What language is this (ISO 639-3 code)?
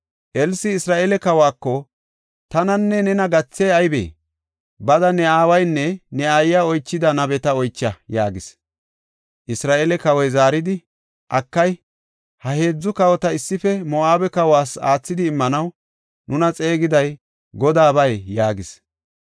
gof